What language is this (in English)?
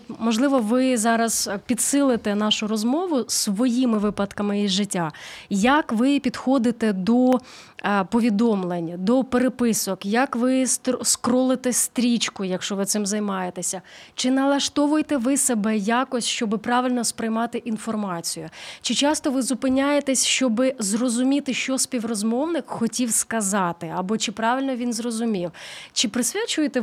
Ukrainian